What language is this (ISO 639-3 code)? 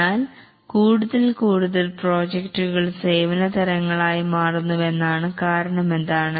mal